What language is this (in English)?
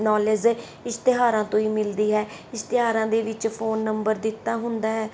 Punjabi